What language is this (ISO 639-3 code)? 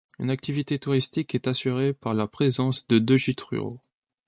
fra